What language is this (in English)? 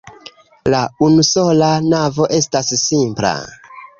Esperanto